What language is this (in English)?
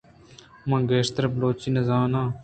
Eastern Balochi